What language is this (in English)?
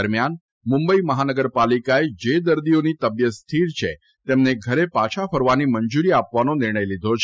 Gujarati